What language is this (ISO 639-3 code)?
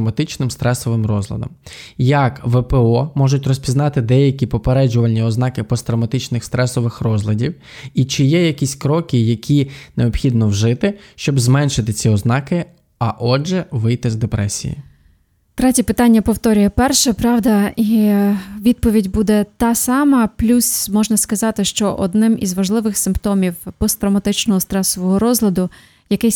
ukr